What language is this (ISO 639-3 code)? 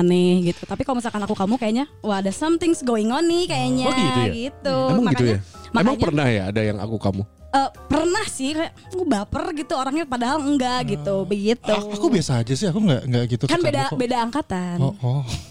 ind